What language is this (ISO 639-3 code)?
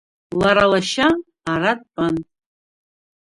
abk